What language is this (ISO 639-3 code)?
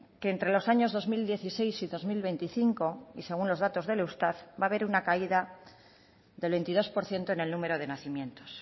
spa